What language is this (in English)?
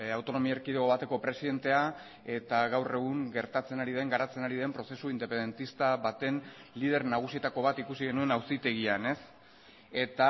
Basque